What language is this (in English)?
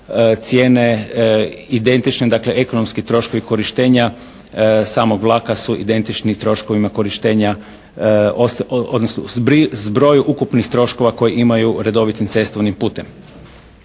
Croatian